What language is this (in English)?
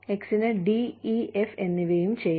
Malayalam